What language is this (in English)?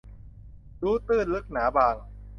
Thai